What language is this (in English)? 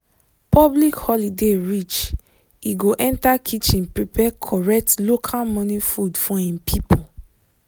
Nigerian Pidgin